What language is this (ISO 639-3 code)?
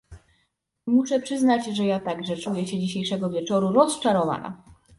pol